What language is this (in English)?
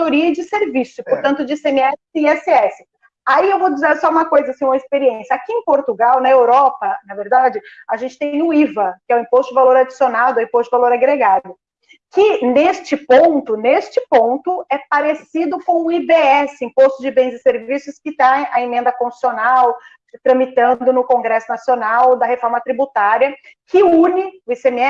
Portuguese